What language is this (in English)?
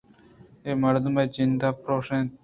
Eastern Balochi